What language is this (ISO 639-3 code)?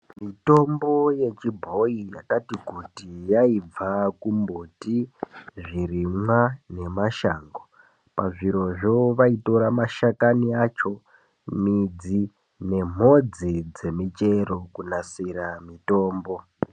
ndc